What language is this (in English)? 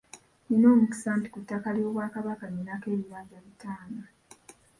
Ganda